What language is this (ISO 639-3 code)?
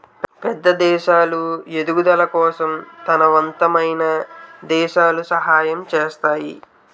tel